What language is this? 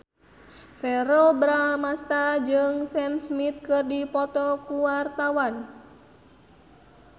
Sundanese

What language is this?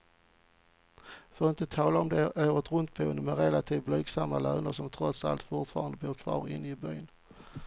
Swedish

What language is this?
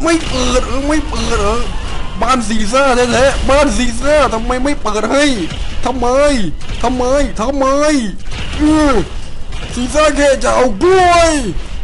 Thai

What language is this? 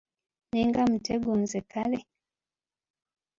Ganda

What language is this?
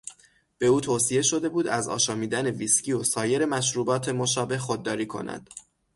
Persian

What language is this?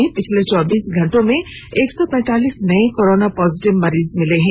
Hindi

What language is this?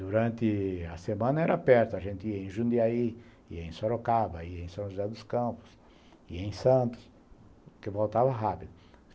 Portuguese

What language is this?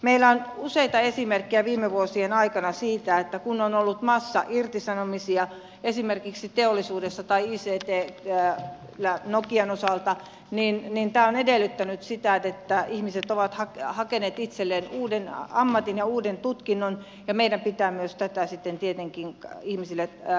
Finnish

